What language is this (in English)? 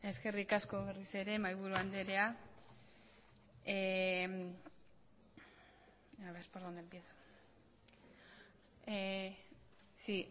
Basque